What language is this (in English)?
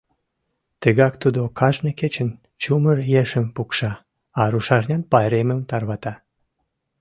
Mari